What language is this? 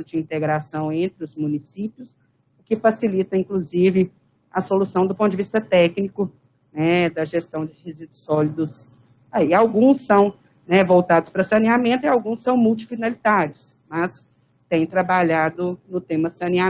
Portuguese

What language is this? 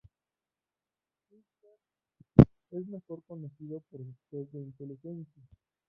Spanish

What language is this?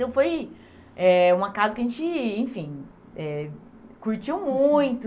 Portuguese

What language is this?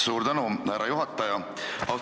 Estonian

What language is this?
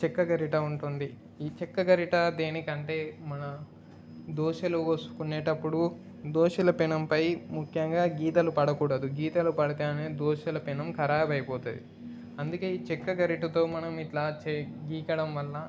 Telugu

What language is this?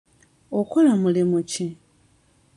Ganda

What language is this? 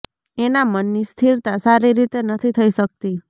Gujarati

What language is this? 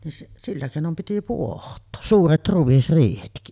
Finnish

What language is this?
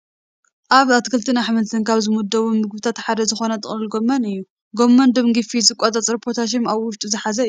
Tigrinya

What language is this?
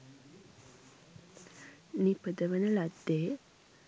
Sinhala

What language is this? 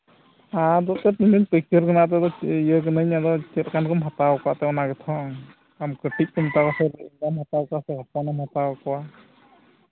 Santali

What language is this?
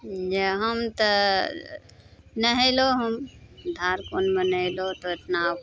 Maithili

